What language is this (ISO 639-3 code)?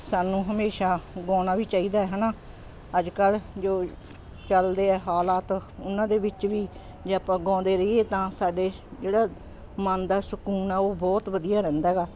pan